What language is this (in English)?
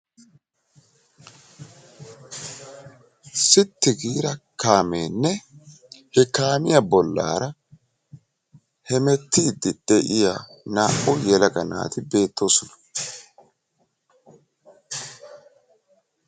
Wolaytta